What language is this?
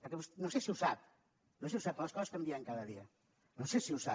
Catalan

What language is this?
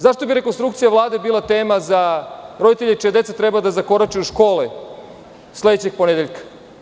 Serbian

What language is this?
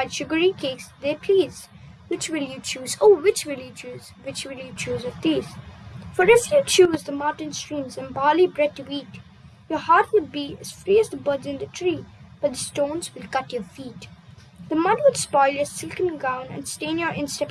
English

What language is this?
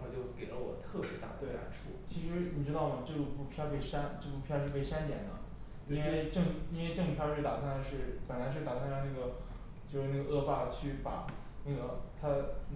Chinese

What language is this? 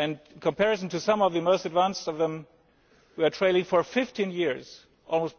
English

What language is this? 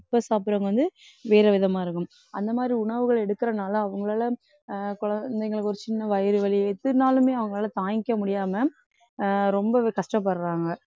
Tamil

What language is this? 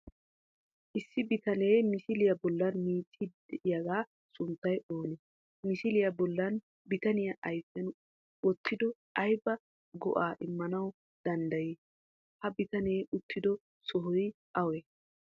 Wolaytta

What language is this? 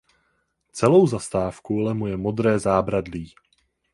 Czech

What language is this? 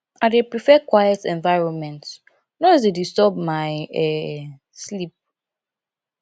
Nigerian Pidgin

